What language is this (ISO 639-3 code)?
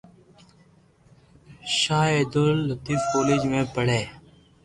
lrk